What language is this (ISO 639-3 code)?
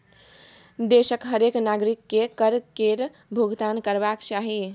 mai